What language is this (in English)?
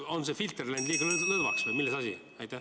Estonian